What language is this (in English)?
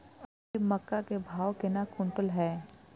Maithili